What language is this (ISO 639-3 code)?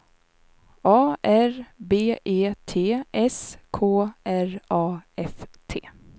swe